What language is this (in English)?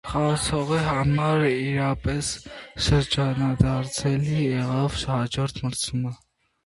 Armenian